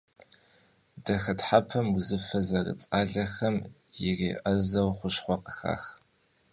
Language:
Kabardian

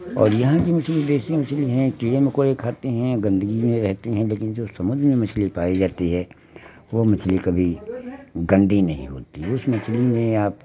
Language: Hindi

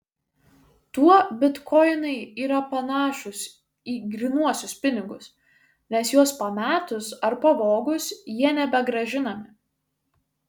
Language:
Lithuanian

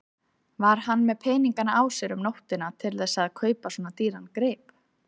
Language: Icelandic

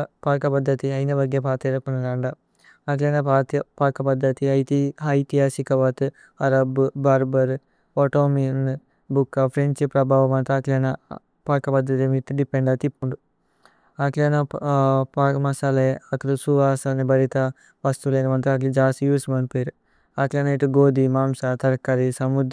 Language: Tulu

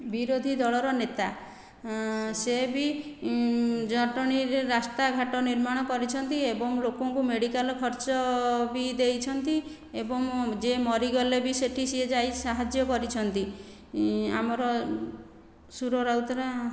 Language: Odia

